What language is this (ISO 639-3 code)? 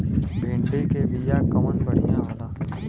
bho